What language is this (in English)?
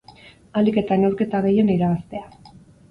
Basque